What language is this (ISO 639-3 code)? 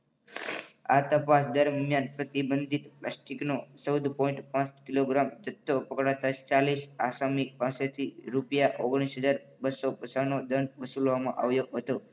guj